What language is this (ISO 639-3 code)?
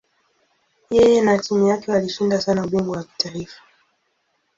swa